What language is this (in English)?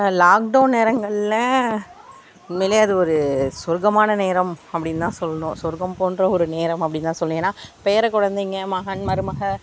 Tamil